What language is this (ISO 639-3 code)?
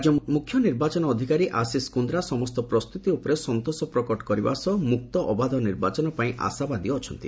ori